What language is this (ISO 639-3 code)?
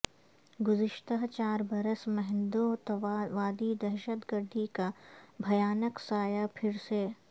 urd